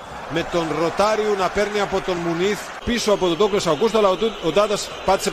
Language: Greek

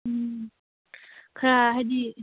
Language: Manipuri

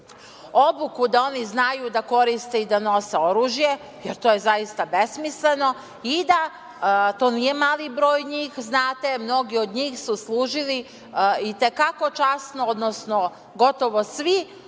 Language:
Serbian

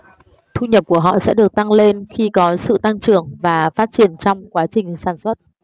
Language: Vietnamese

